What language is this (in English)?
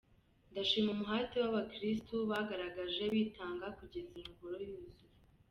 Kinyarwanda